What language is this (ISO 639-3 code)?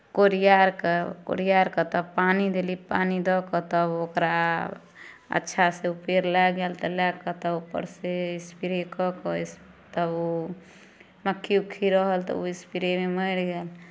mai